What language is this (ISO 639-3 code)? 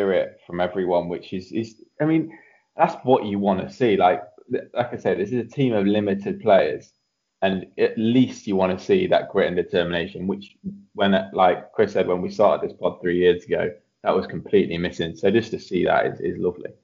eng